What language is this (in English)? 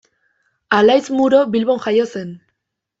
Basque